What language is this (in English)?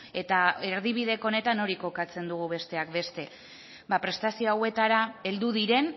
Basque